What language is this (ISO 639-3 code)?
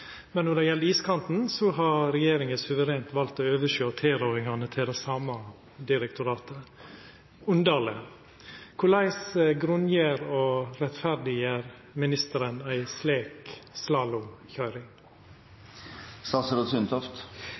nno